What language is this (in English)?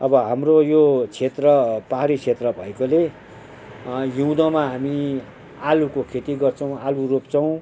Nepali